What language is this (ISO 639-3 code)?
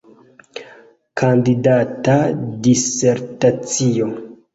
epo